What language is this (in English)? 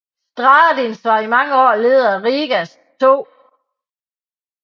Danish